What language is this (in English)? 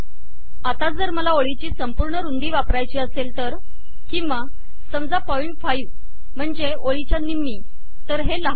Marathi